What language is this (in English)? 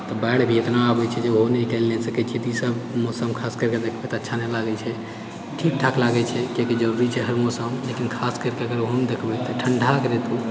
Maithili